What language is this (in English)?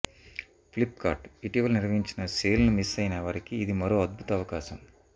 Telugu